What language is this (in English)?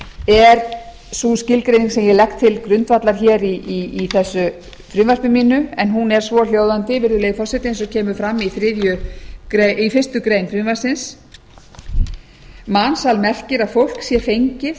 Icelandic